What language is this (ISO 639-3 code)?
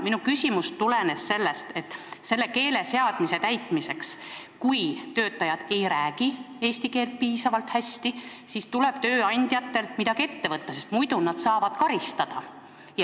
est